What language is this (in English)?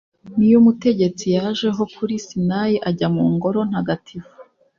Kinyarwanda